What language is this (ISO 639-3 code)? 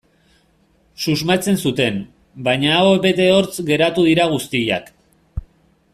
eus